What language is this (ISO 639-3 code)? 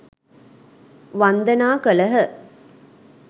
sin